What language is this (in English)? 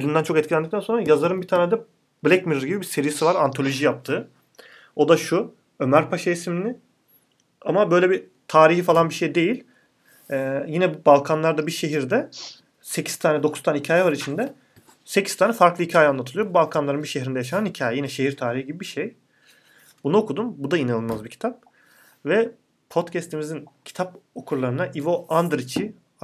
Turkish